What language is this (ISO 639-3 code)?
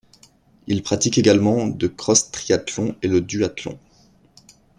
fra